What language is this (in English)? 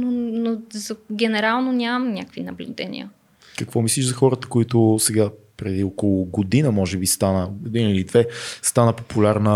Bulgarian